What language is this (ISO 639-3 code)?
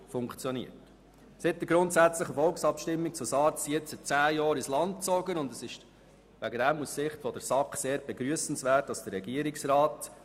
gsw